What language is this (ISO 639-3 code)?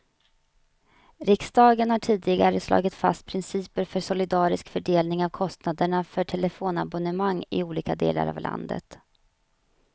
swe